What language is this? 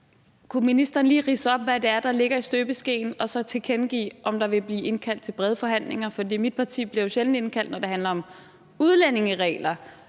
Danish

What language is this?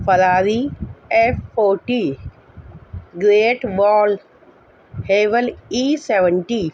Urdu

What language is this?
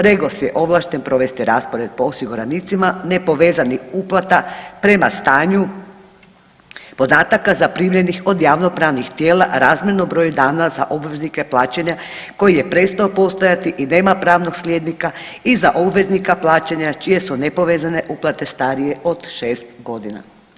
Croatian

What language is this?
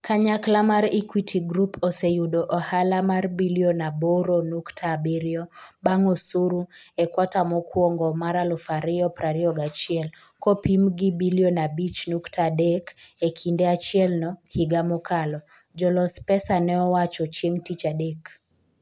Luo (Kenya and Tanzania)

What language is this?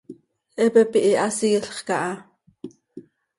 Seri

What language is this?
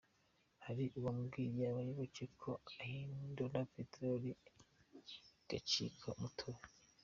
Kinyarwanda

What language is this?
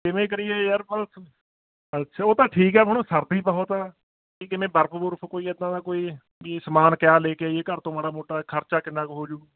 Punjabi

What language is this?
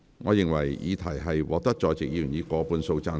Cantonese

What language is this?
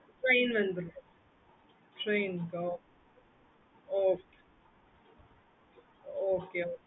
Tamil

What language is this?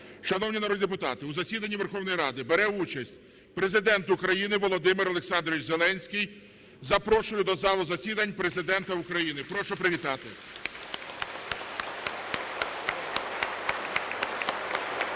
Ukrainian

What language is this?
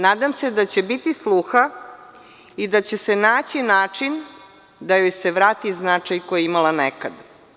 Serbian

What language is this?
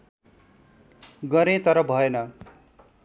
Nepali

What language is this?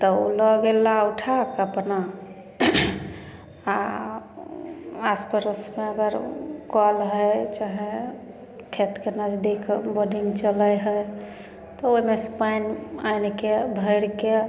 Maithili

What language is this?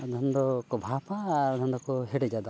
Santali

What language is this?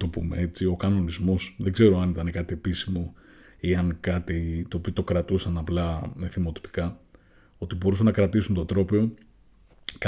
Greek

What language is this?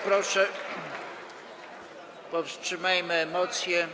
Polish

